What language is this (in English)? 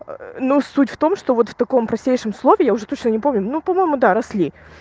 Russian